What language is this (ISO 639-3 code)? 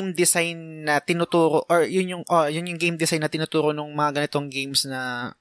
fil